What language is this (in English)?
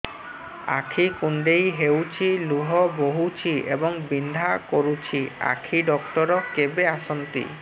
Odia